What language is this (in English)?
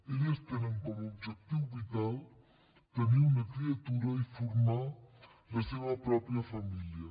Catalan